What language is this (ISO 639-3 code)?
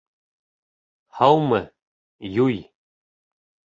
bak